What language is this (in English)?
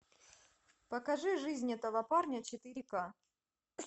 Russian